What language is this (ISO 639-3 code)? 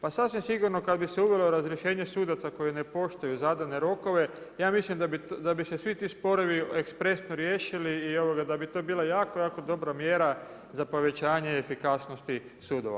hrv